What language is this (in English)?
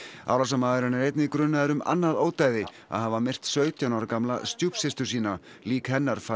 Icelandic